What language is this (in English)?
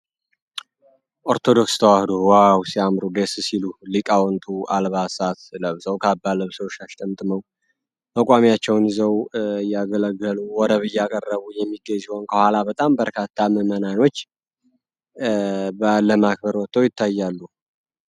Amharic